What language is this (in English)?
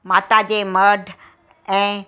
Sindhi